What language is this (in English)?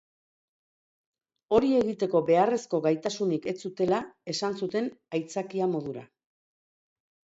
Basque